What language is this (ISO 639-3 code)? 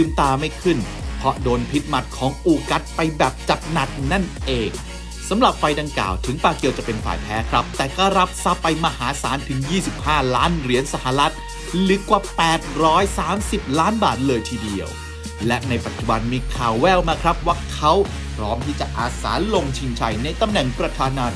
tha